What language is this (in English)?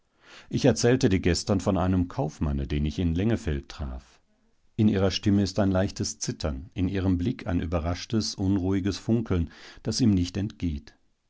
German